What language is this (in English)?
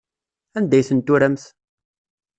Kabyle